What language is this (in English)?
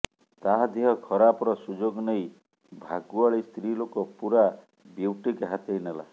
Odia